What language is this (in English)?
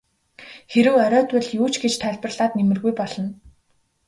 Mongolian